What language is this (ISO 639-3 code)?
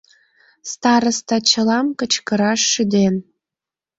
chm